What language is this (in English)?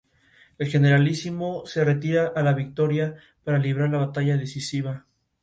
Spanish